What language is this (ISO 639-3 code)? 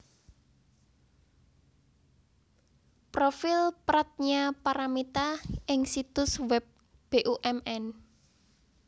jav